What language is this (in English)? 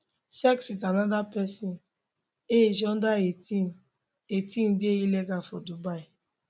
Nigerian Pidgin